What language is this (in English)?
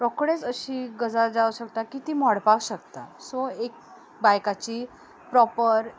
Konkani